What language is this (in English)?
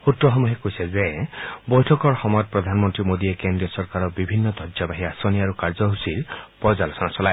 Assamese